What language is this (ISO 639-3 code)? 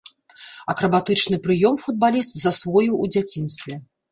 bel